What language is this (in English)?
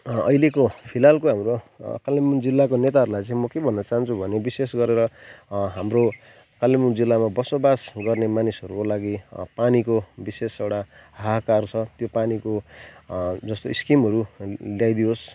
Nepali